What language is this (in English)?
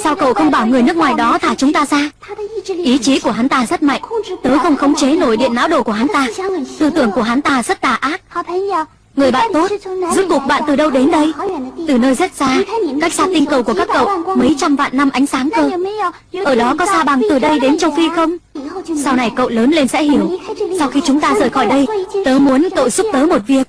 Vietnamese